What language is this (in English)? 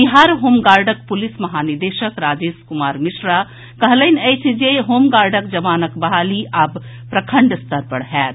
Maithili